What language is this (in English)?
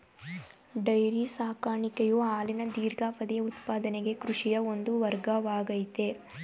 Kannada